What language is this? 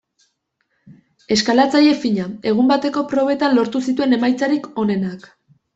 Basque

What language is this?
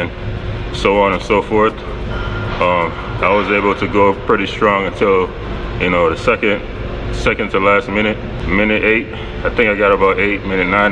English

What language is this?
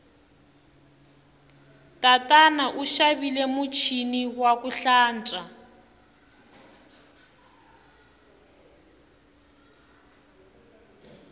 Tsonga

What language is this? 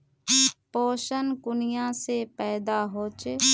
Magahi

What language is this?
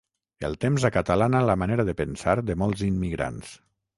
Catalan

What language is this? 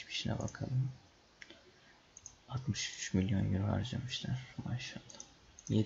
Turkish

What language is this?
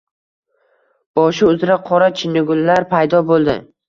Uzbek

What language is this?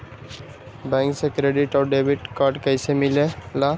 Magahi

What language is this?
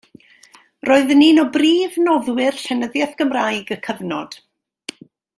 Welsh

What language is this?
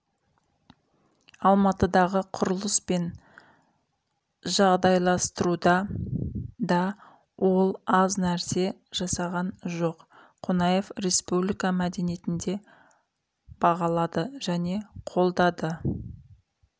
Kazakh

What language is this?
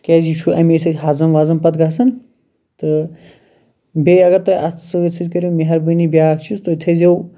Kashmiri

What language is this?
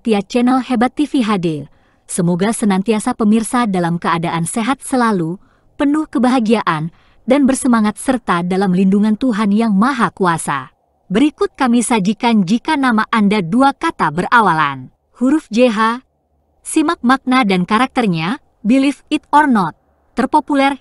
Indonesian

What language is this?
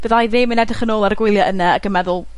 Welsh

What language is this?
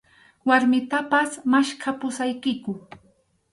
Arequipa-La Unión Quechua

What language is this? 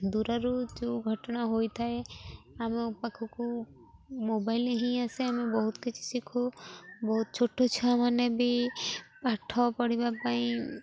Odia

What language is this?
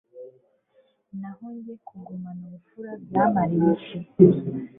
Kinyarwanda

